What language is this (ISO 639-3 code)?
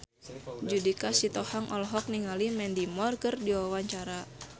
sun